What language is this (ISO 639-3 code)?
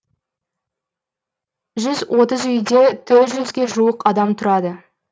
kaz